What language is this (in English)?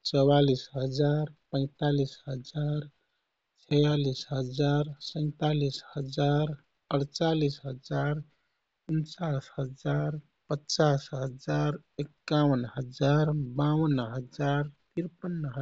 Kathoriya Tharu